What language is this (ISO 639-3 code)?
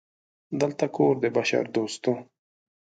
pus